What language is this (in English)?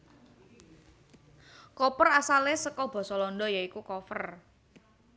Javanese